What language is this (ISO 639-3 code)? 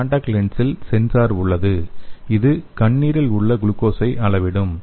tam